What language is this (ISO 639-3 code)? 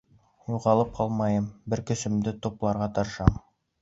bak